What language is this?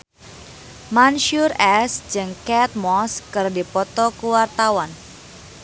Sundanese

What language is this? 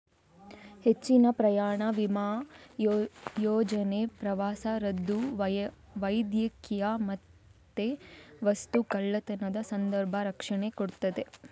Kannada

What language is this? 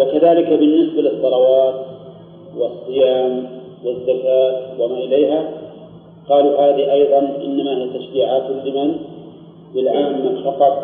Arabic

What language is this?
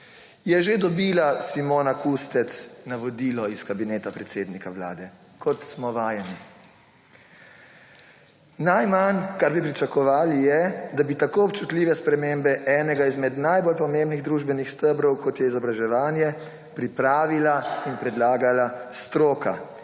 Slovenian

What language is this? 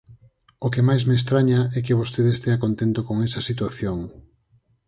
Galician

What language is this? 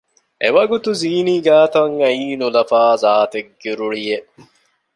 Divehi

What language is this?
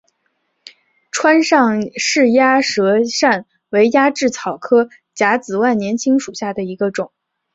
Chinese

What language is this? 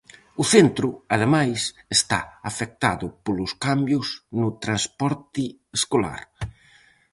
Galician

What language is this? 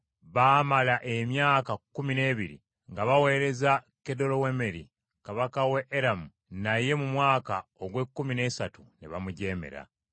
Ganda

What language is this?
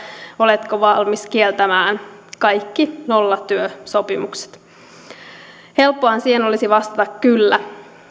Finnish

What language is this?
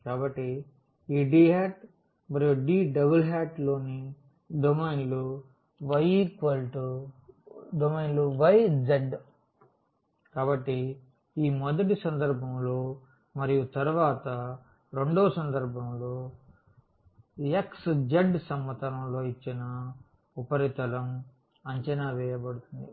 Telugu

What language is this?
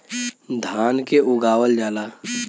Bhojpuri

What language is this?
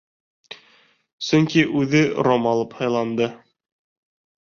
Bashkir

